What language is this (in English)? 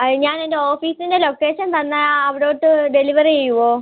Malayalam